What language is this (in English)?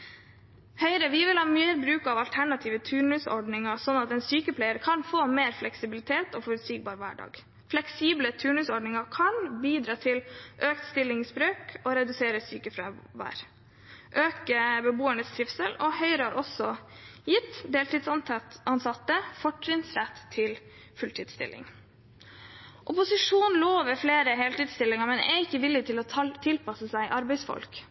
Norwegian Bokmål